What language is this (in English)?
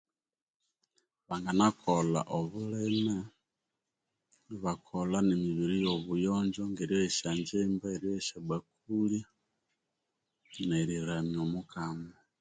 Konzo